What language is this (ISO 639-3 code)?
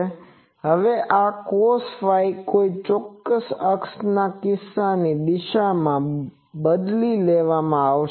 guj